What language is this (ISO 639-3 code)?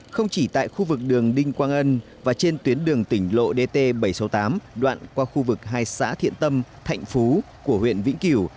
vie